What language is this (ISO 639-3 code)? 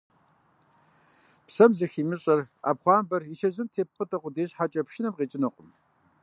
kbd